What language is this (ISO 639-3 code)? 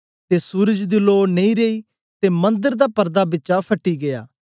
doi